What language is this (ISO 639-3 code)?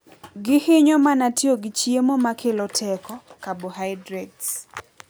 luo